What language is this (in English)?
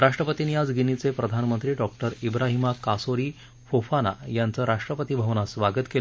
Marathi